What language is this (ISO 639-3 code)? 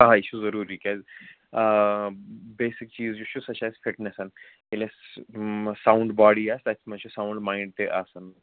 kas